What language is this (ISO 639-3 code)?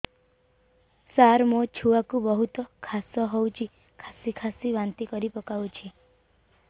ori